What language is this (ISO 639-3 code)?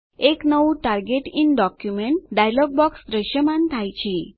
guj